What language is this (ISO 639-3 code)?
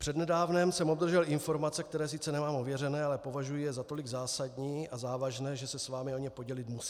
ces